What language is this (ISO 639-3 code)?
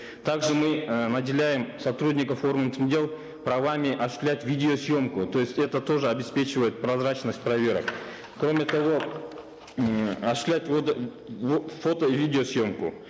kaz